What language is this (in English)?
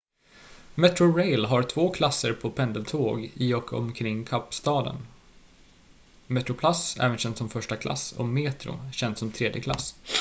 Swedish